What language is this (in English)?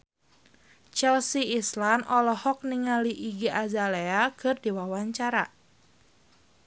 Sundanese